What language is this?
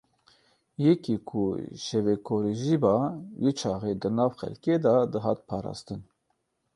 Kurdish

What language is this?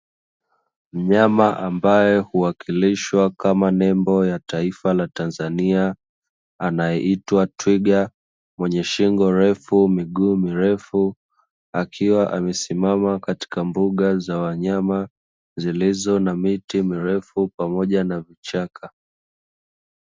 Swahili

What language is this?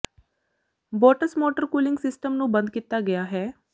Punjabi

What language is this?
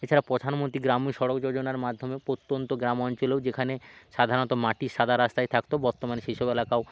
Bangla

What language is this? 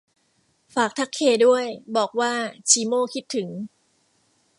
Thai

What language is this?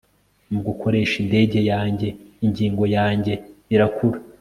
Kinyarwanda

